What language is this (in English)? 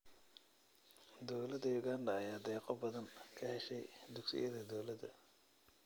Somali